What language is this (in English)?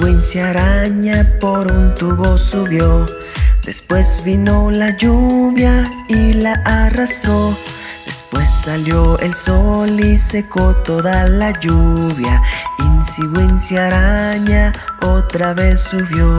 Spanish